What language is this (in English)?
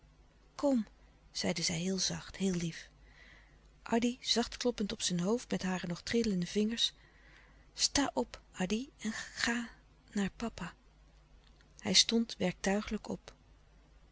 Dutch